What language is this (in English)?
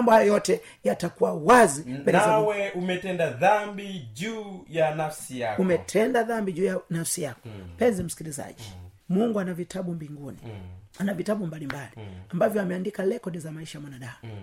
Swahili